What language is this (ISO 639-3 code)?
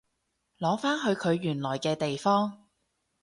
yue